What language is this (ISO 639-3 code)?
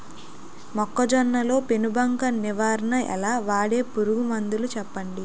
tel